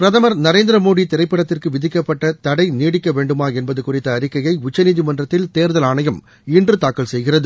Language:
Tamil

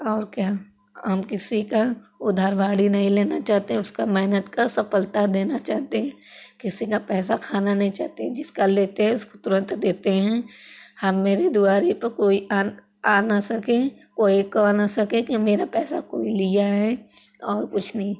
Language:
Hindi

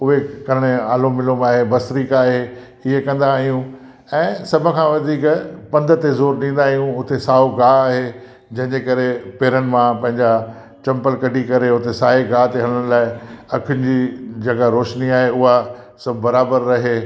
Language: Sindhi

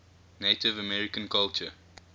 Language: English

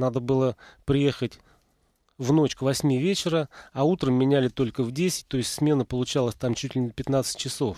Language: Russian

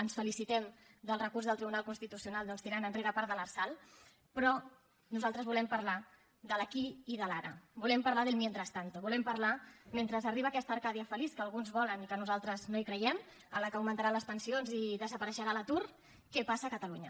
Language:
Catalan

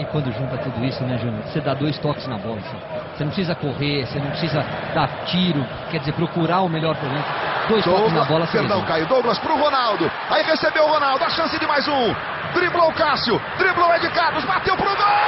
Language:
Portuguese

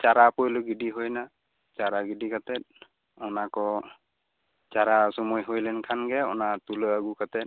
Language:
Santali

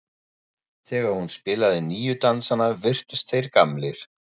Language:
Icelandic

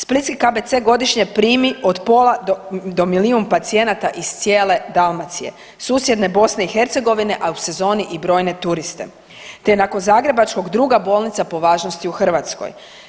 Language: Croatian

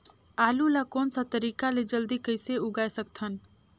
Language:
Chhattisgarhi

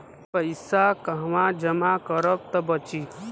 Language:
Bhojpuri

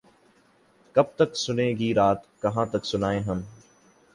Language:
Urdu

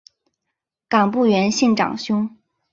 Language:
Chinese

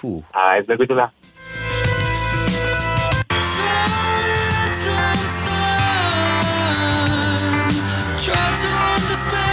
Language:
Malay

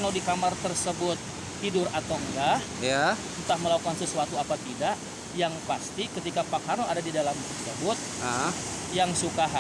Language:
Indonesian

